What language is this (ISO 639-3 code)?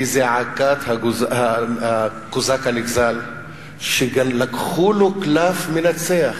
heb